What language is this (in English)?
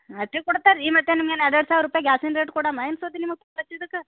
Kannada